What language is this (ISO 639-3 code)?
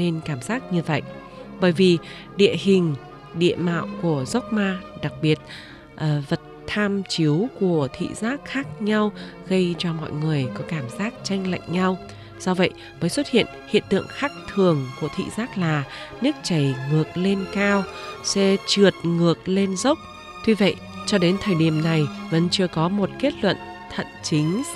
vie